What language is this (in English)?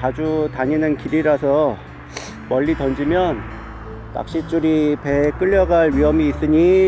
Korean